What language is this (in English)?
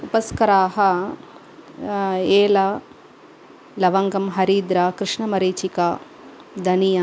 Sanskrit